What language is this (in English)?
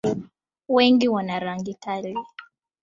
Swahili